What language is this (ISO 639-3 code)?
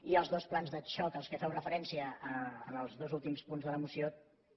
cat